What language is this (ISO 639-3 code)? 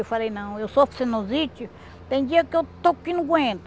por